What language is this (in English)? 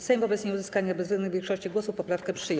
Polish